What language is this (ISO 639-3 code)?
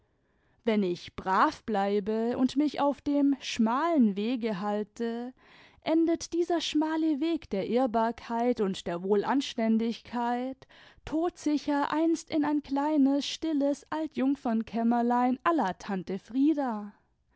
deu